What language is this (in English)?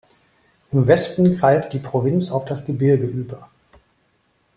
German